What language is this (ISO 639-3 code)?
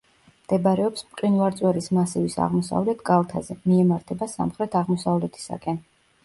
kat